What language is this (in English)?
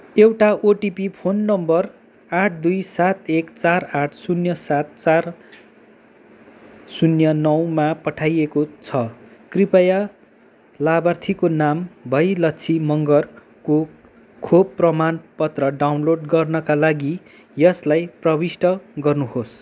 Nepali